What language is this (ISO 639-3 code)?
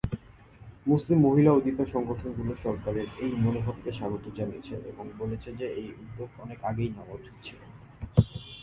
ben